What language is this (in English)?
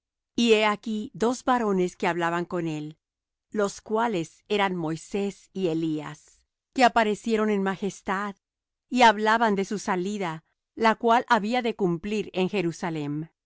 Spanish